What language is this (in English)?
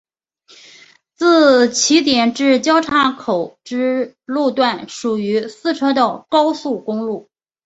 Chinese